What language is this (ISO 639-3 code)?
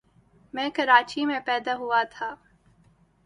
urd